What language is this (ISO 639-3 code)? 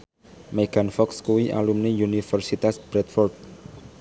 jav